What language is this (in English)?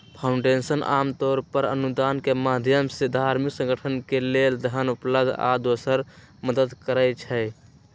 Magahi